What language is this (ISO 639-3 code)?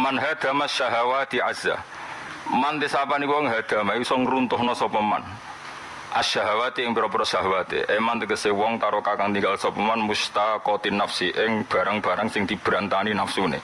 ind